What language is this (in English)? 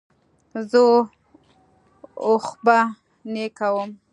Pashto